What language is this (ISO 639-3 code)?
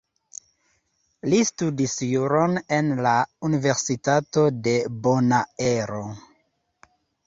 epo